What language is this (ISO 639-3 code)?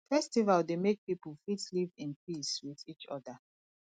pcm